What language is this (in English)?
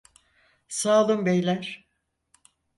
Turkish